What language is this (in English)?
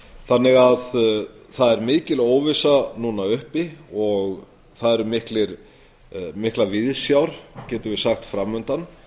Icelandic